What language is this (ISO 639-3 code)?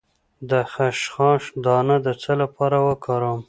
pus